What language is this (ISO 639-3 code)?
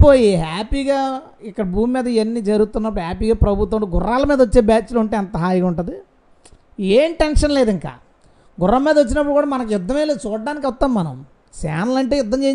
tel